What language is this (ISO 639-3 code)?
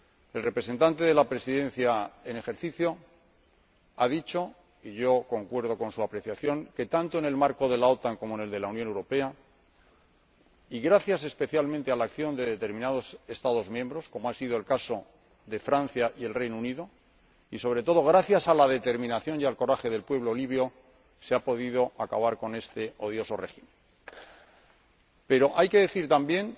spa